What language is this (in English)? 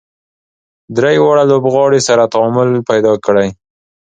Pashto